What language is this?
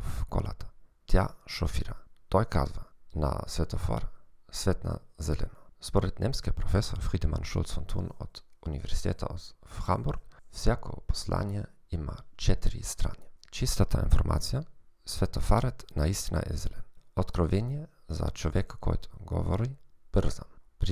Bulgarian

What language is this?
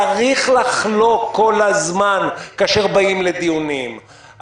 Hebrew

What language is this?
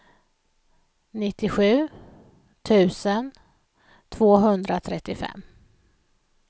Swedish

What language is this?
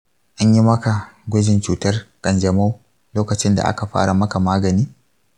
Hausa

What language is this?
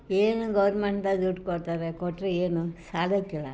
Kannada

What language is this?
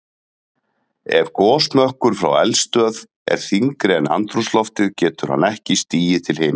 Icelandic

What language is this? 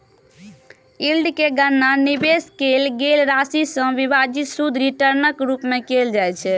Maithili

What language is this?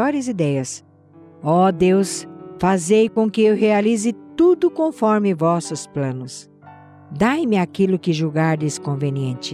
Portuguese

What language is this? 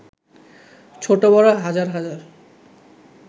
Bangla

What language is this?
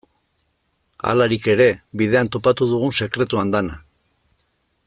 Basque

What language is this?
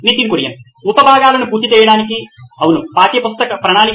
Telugu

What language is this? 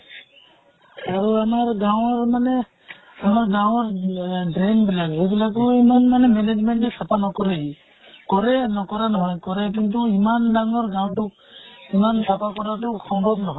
Assamese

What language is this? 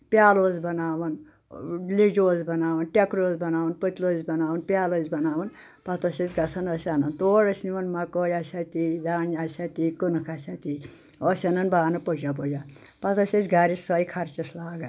Kashmiri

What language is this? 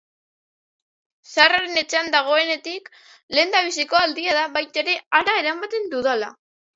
Basque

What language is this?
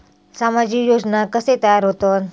Marathi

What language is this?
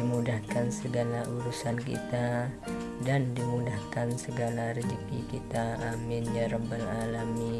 Indonesian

